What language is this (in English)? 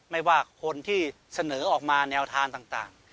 Thai